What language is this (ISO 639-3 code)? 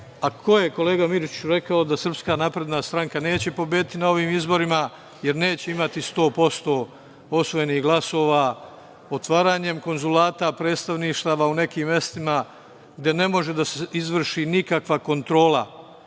srp